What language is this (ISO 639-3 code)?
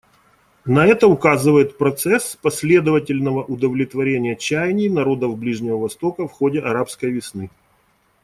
rus